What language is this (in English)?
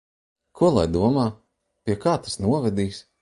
Latvian